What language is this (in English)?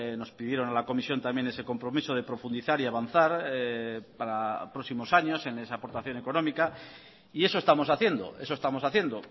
Spanish